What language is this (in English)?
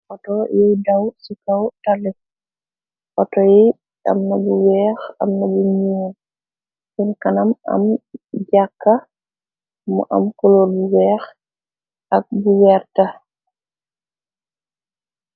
Wolof